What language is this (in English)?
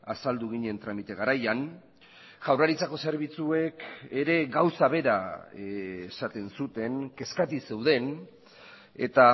Basque